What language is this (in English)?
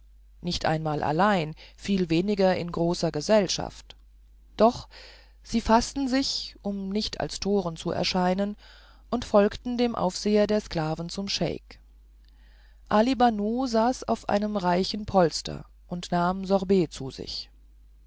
German